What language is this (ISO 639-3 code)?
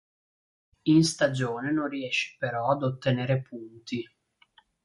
ita